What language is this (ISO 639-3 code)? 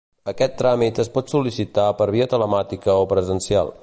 cat